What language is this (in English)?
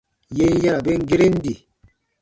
Baatonum